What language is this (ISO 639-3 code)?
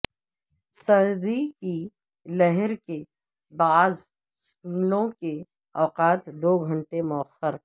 urd